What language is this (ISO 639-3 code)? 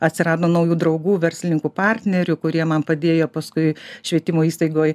lit